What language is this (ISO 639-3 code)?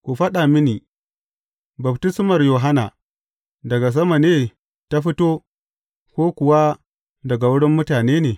hau